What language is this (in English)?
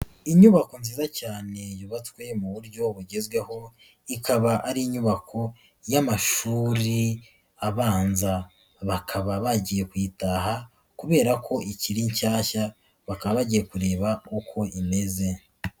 Kinyarwanda